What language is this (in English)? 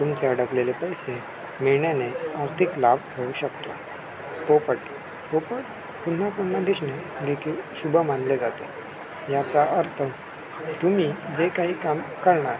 Marathi